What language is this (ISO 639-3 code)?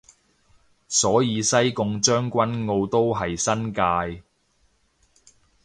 yue